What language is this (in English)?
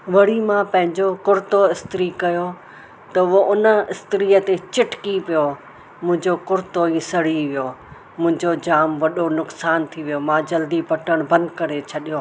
Sindhi